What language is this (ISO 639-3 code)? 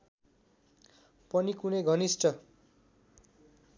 nep